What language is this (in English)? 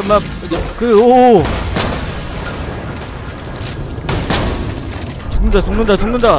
Korean